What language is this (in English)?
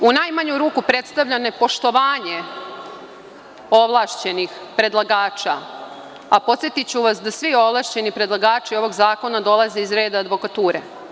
Serbian